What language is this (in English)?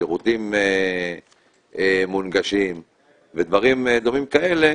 Hebrew